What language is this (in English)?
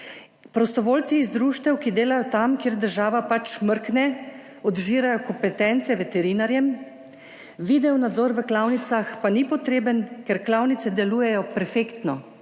Slovenian